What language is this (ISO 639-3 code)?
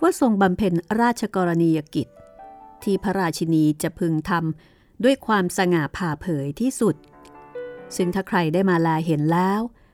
tha